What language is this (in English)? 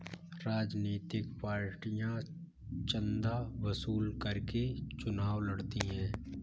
Hindi